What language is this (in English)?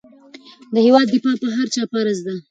Pashto